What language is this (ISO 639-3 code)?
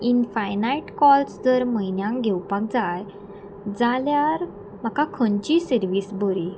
kok